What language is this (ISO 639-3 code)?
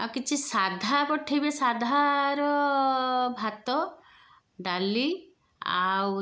ori